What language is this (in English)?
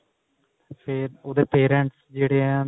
Punjabi